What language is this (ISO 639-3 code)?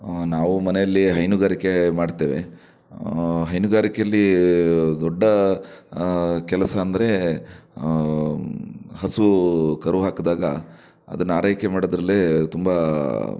kan